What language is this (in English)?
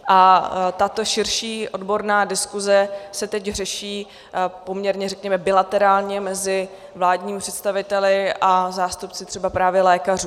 Czech